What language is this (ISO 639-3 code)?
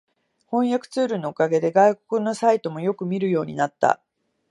jpn